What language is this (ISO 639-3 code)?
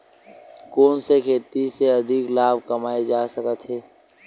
hne